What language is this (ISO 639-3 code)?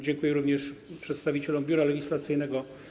pol